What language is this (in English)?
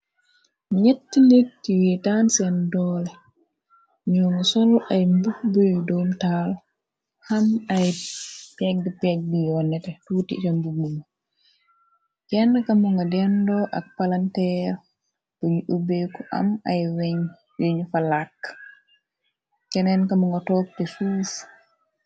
Wolof